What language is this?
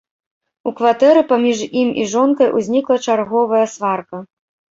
Belarusian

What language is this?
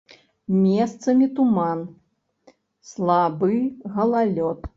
Belarusian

